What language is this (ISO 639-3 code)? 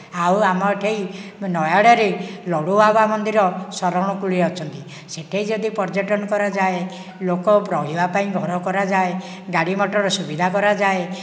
ori